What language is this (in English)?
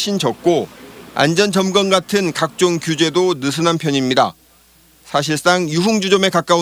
Korean